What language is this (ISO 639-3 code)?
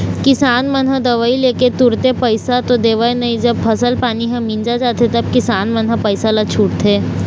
hne